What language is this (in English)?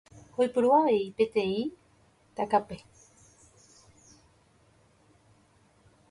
Guarani